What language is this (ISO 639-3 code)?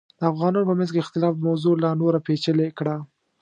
pus